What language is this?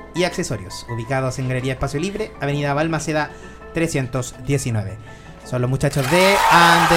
Spanish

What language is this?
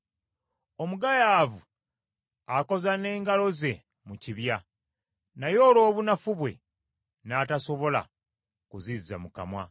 Ganda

